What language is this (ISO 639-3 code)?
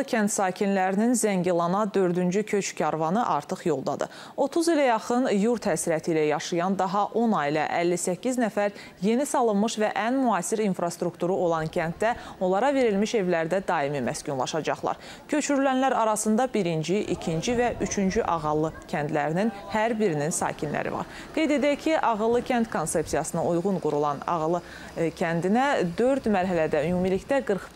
tur